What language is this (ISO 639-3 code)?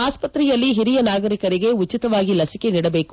kan